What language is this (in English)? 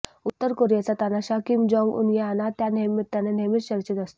Marathi